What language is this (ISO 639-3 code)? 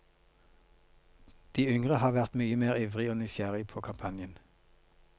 nor